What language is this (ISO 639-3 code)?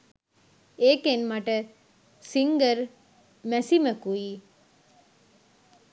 sin